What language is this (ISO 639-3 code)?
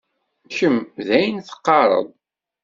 kab